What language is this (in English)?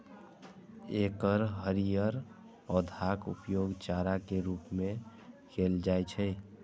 Maithili